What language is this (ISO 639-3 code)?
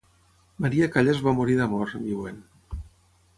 cat